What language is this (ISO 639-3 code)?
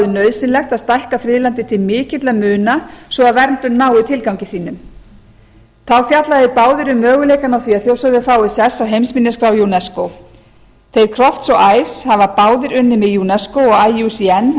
isl